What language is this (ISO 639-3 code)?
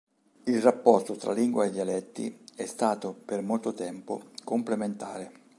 ita